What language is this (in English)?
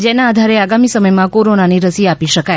Gujarati